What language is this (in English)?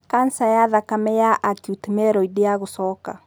Kikuyu